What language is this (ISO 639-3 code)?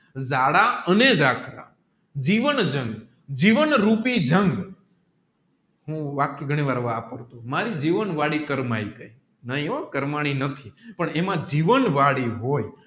guj